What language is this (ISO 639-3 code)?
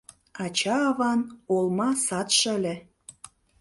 chm